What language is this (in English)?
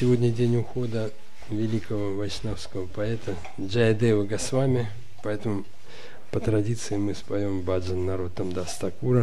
Russian